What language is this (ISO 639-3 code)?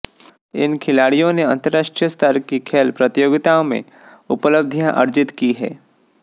hin